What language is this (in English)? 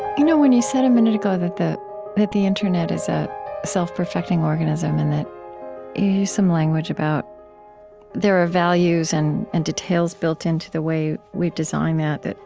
English